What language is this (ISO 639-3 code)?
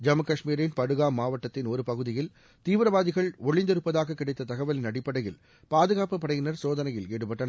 tam